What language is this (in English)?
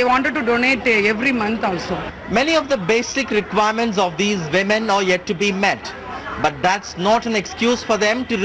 English